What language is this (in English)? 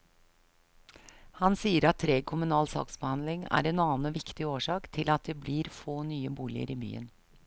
Norwegian